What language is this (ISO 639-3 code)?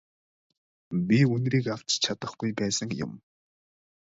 mon